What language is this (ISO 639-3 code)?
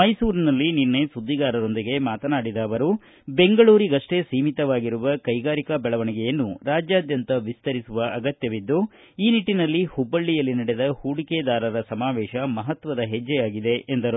kan